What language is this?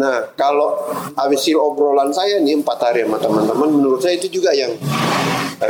Indonesian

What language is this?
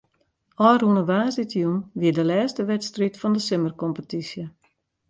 Western Frisian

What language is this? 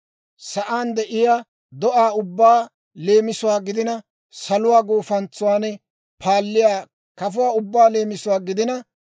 Dawro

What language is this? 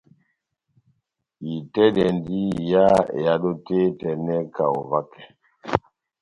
Batanga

